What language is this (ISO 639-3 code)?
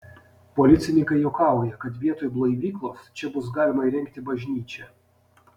lit